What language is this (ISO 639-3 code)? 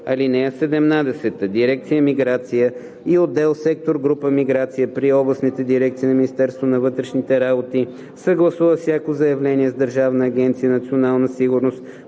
bul